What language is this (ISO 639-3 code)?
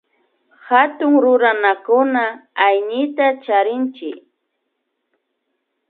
qvi